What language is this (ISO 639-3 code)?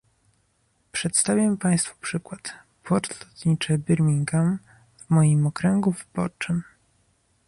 pol